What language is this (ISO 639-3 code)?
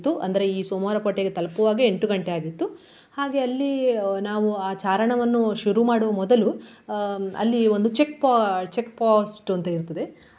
kan